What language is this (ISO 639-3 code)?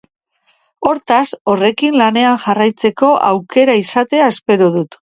eus